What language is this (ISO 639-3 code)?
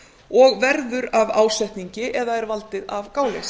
isl